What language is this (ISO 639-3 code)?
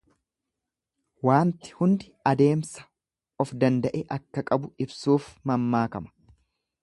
orm